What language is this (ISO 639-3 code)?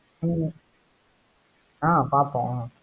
tam